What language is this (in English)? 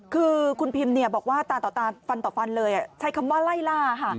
Thai